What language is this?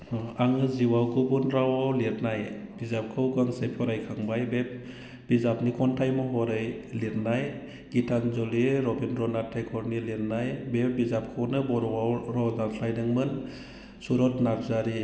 Bodo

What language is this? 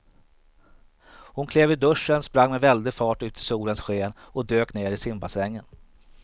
Swedish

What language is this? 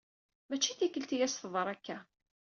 Kabyle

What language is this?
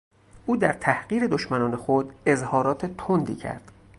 Persian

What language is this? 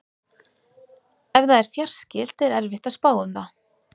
Icelandic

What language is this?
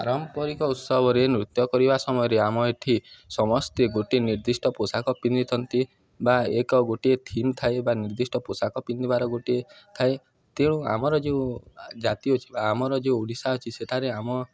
Odia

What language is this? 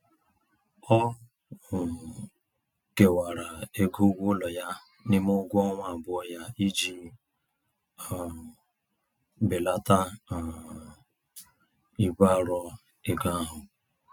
Igbo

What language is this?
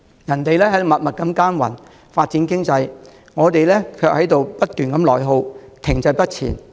Cantonese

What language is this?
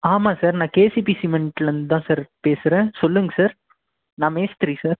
Tamil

